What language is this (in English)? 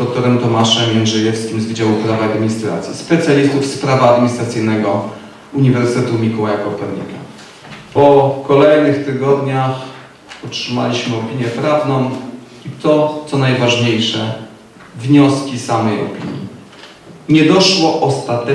Polish